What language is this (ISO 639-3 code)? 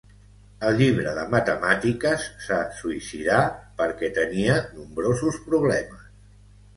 cat